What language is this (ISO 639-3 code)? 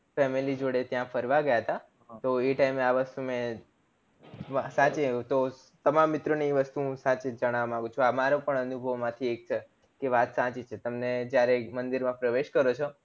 guj